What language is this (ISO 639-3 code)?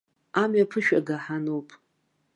abk